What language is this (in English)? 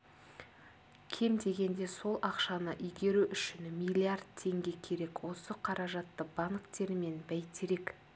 Kazakh